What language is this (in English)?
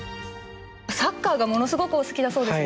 Japanese